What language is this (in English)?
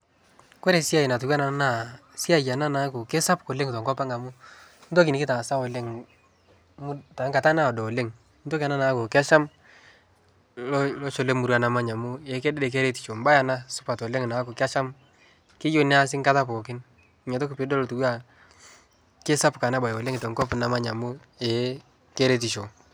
Masai